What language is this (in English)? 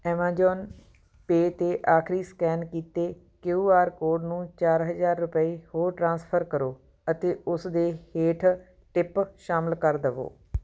Punjabi